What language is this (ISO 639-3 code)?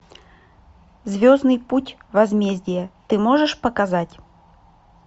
rus